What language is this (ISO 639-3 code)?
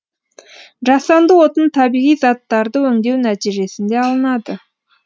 kaz